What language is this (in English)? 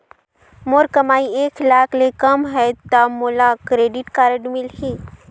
Chhattisgarhi